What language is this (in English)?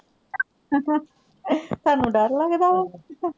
Punjabi